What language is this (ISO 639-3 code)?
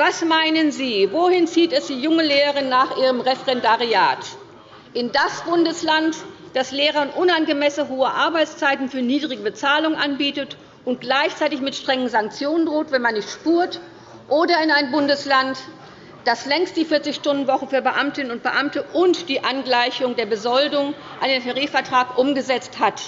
deu